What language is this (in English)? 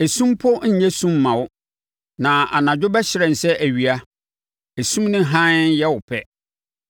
Akan